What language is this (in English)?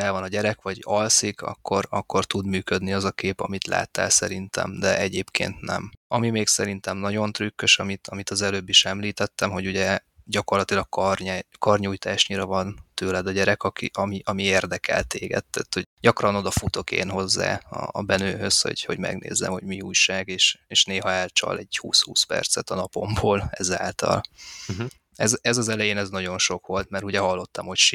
Hungarian